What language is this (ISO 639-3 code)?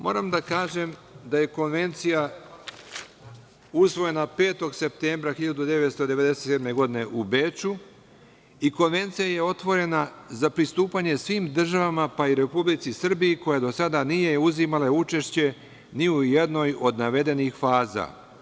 srp